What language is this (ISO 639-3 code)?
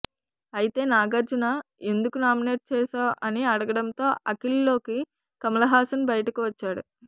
tel